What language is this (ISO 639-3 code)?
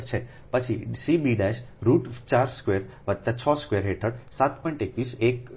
guj